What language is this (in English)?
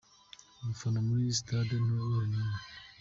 Kinyarwanda